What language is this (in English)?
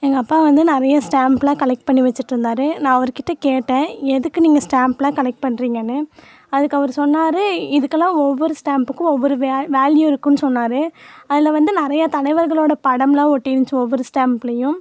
Tamil